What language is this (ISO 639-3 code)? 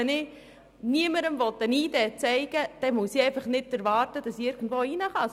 gsw